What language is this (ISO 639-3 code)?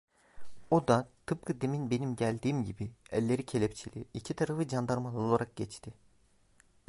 tur